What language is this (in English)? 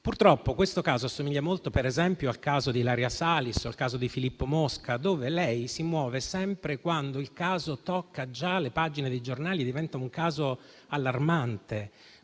Italian